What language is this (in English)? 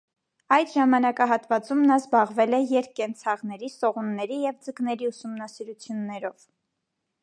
Armenian